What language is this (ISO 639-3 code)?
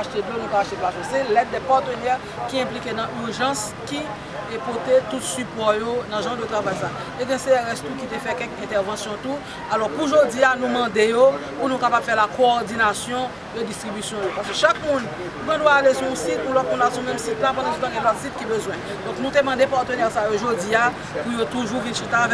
fra